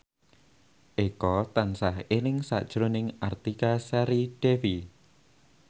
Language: Javanese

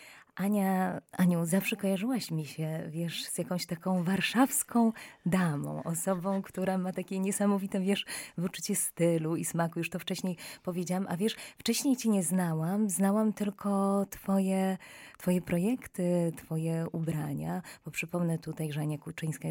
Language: Polish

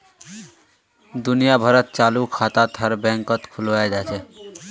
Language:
Magahi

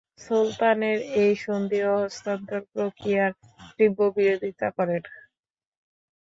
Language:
Bangla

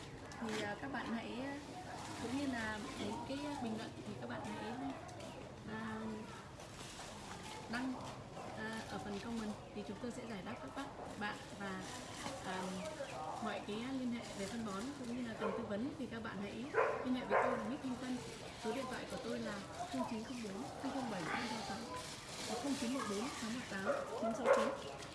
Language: Vietnamese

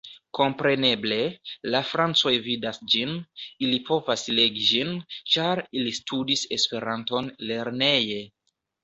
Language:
Esperanto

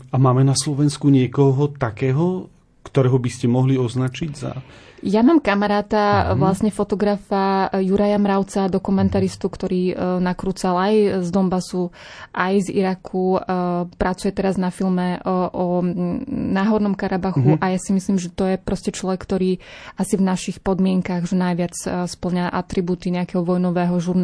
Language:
Slovak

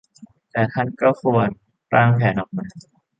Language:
Thai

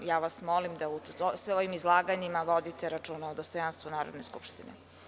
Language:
Serbian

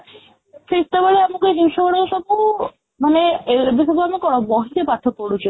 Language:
Odia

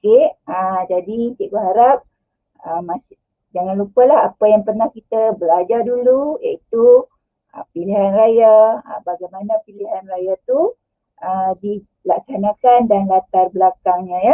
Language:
Malay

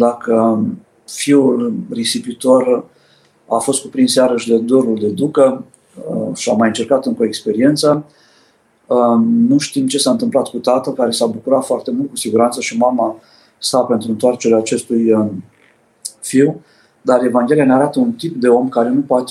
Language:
Romanian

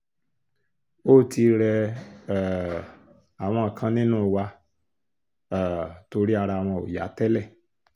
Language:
Yoruba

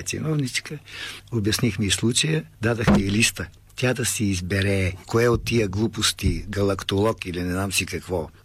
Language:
Bulgarian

